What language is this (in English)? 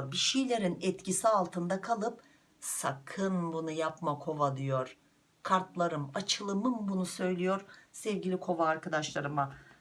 Turkish